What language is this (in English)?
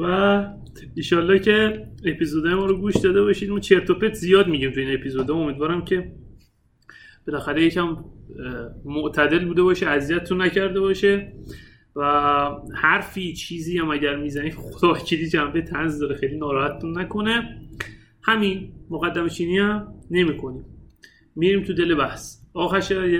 Persian